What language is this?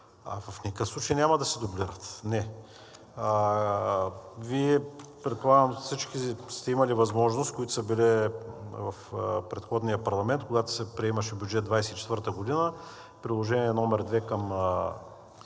Bulgarian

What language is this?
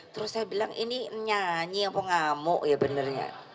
Indonesian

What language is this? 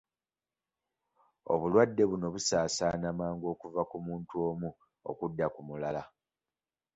Ganda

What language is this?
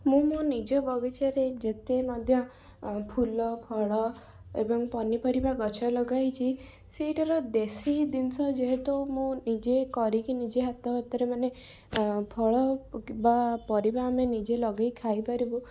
Odia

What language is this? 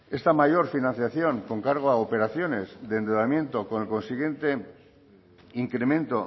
Spanish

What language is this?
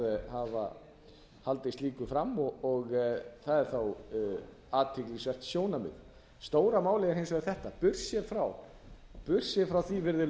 Icelandic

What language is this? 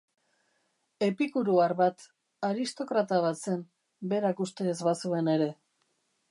Basque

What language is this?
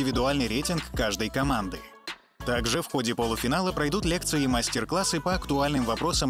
Russian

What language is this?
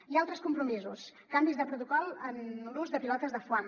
Catalan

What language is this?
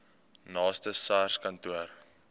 Afrikaans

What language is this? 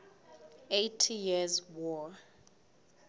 Southern Sotho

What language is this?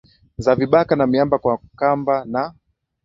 Swahili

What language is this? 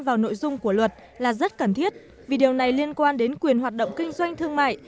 Vietnamese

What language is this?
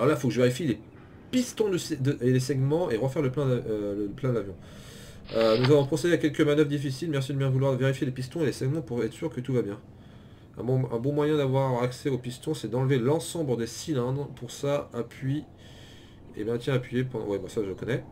French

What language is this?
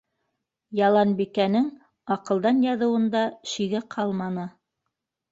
Bashkir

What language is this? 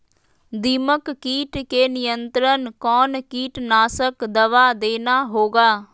Magahi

